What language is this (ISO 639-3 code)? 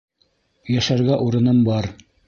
bak